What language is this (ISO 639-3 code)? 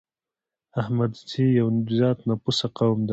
pus